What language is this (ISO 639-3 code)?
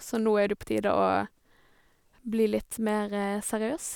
nor